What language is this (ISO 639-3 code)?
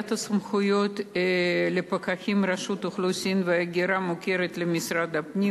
heb